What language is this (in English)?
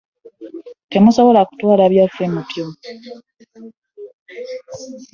Ganda